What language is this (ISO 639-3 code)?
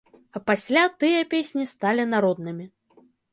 bel